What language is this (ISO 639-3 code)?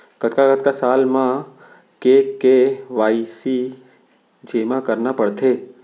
hne